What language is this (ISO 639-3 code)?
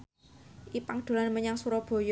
jav